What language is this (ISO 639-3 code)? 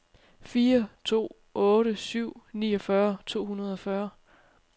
dan